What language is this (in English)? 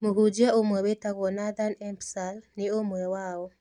Kikuyu